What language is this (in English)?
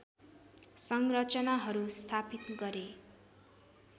Nepali